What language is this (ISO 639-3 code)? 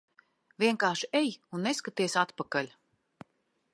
lav